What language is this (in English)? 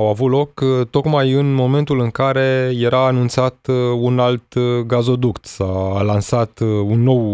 Romanian